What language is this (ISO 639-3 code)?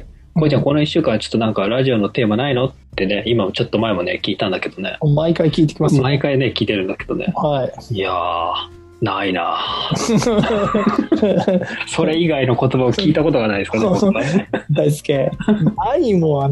jpn